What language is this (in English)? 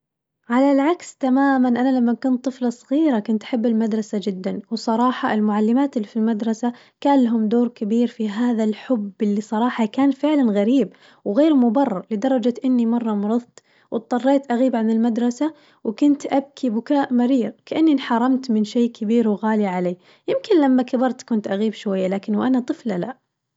Najdi Arabic